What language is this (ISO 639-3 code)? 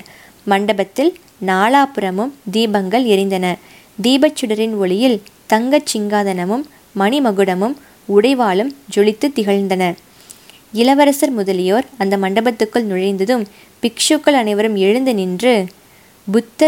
tam